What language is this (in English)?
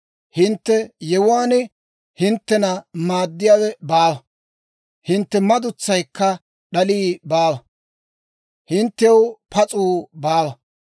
Dawro